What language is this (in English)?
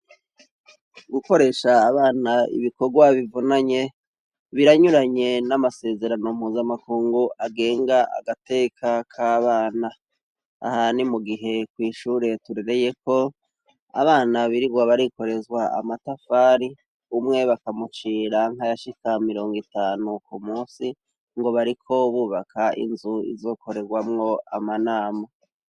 Rundi